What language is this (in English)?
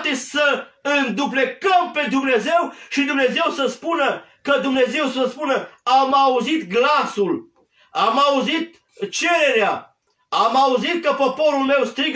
Romanian